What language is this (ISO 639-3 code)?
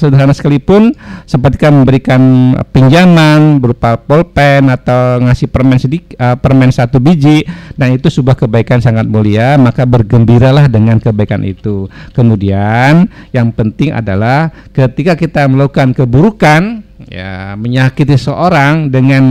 ind